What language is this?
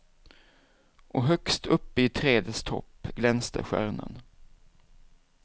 Swedish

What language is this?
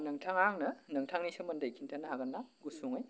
Bodo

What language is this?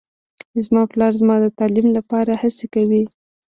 Pashto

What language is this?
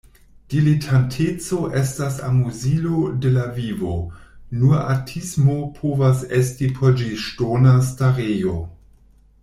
Esperanto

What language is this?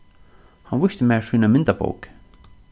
Faroese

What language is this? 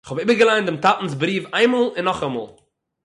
Yiddish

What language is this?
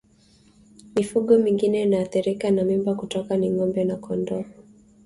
Swahili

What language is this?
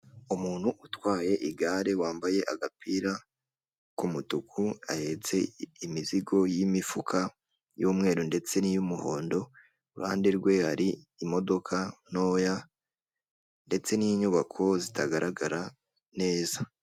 Kinyarwanda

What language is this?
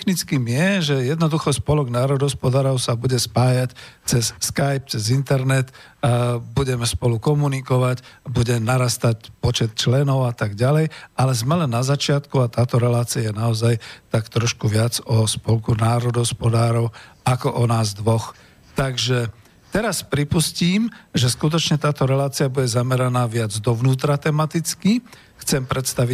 Slovak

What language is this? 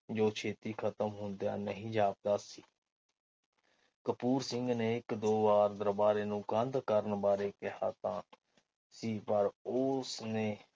Punjabi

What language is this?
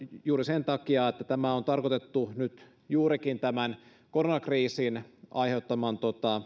Finnish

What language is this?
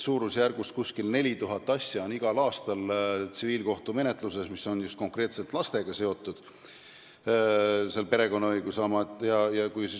Estonian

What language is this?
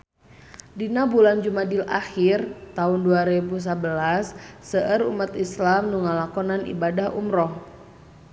Sundanese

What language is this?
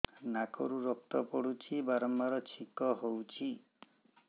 Odia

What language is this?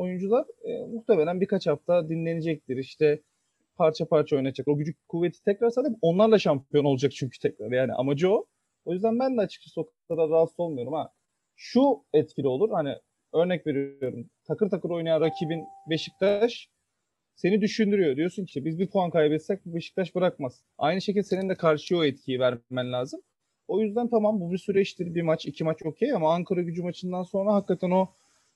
Turkish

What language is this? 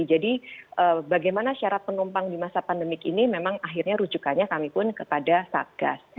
Indonesian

